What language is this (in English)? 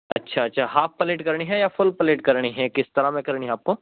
Urdu